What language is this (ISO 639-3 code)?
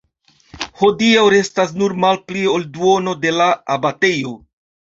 epo